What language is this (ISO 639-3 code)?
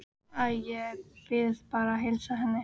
isl